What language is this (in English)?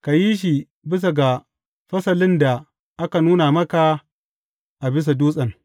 Hausa